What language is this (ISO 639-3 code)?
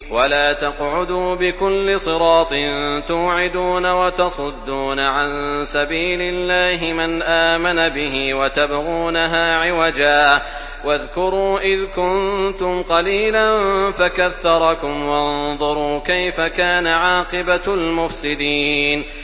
ara